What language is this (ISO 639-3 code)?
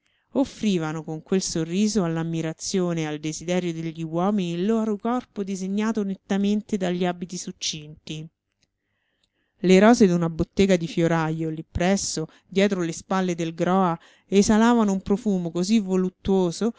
ita